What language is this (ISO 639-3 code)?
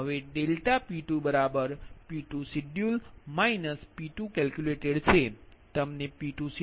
guj